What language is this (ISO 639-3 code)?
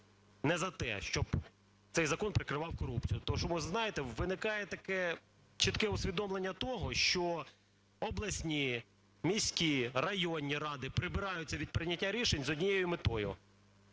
ukr